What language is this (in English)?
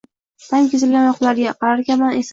Uzbek